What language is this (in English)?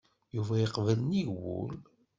Kabyle